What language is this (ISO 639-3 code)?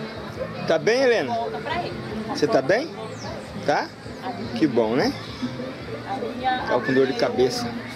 por